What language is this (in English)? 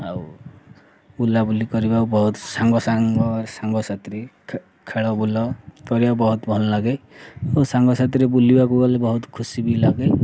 Odia